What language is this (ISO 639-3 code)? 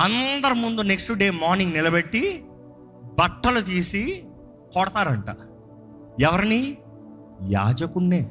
tel